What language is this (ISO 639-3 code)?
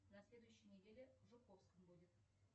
rus